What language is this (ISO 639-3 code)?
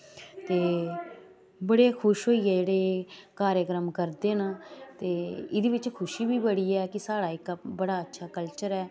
doi